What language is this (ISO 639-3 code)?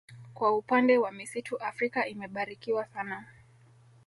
swa